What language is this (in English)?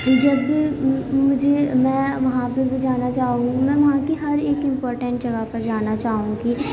Urdu